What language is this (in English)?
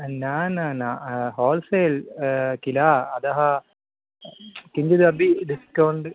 Sanskrit